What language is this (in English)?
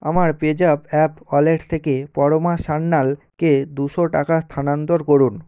Bangla